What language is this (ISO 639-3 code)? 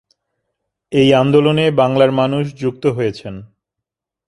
ben